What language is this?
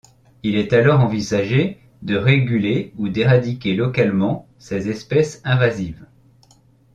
French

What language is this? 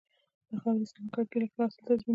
Pashto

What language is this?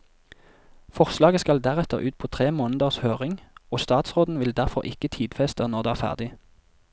Norwegian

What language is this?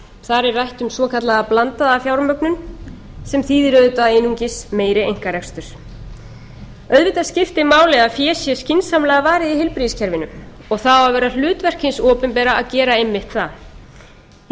Icelandic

